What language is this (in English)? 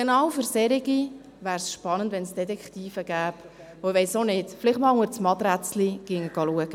Swiss German